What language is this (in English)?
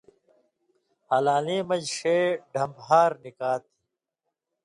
Indus Kohistani